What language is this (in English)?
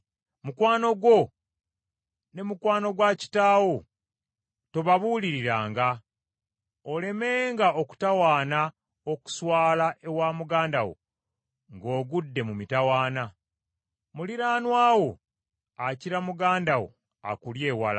Ganda